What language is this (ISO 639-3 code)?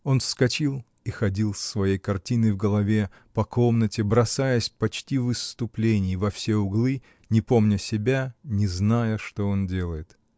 rus